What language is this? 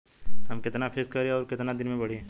Bhojpuri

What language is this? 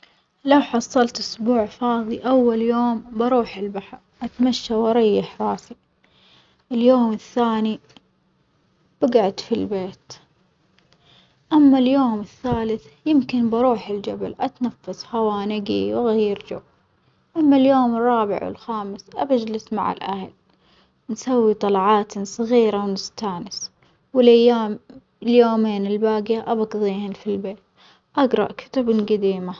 Omani Arabic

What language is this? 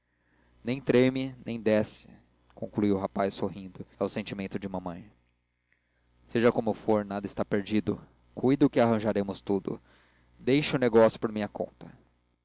Portuguese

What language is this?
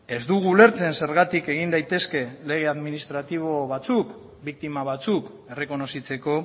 Basque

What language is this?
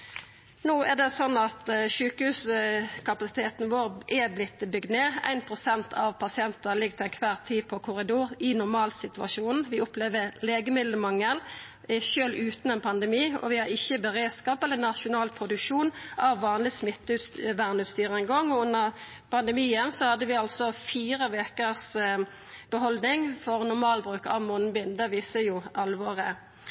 Norwegian Nynorsk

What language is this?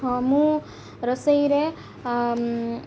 Odia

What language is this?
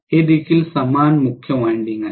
Marathi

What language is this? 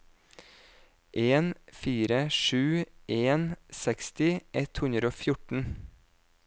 Norwegian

